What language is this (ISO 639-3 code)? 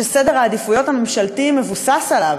heb